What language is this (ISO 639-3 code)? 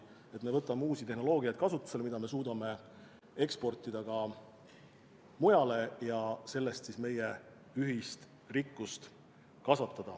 est